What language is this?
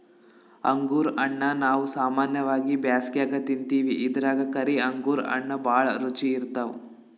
Kannada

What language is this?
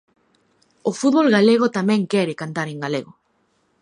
Galician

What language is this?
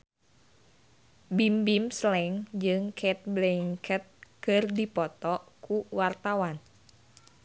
Sundanese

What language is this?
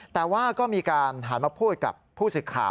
Thai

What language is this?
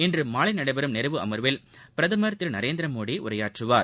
Tamil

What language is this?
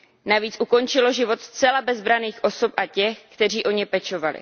Czech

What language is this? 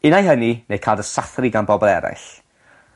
Welsh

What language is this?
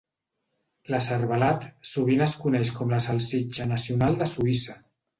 Catalan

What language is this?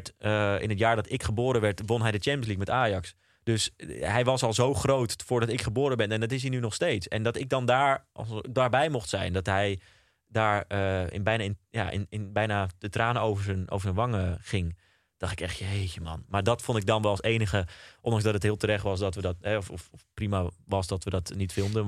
Dutch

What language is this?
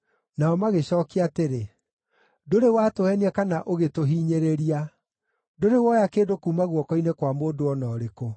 Kikuyu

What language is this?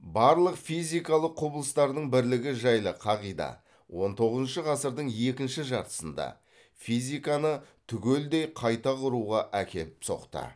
Kazakh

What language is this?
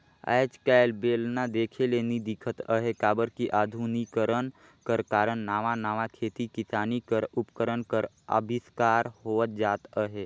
Chhattisgarhi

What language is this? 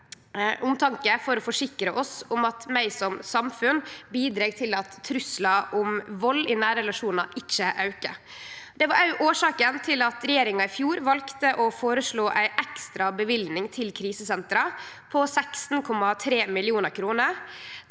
Norwegian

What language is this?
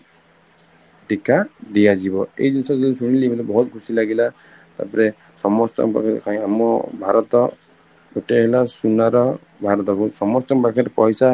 Odia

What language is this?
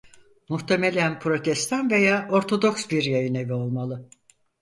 Turkish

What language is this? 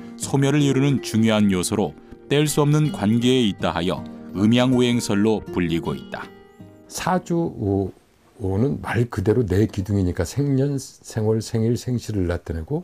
Korean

